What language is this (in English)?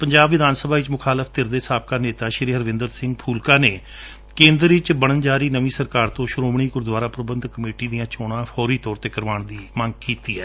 Punjabi